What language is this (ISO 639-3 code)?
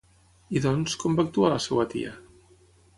cat